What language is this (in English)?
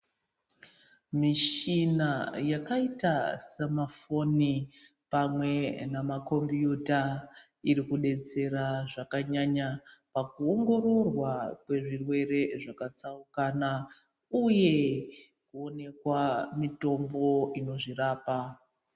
Ndau